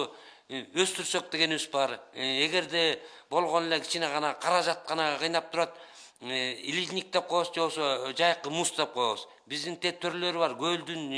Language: Russian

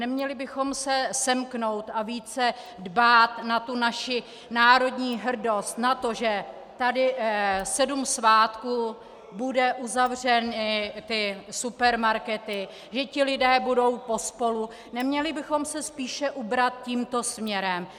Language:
Czech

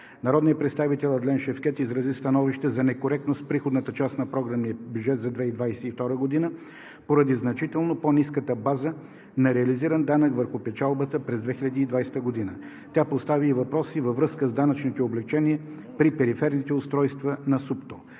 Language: Bulgarian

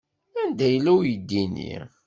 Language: Kabyle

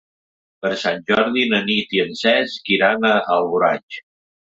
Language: Catalan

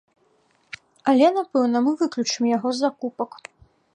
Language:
Belarusian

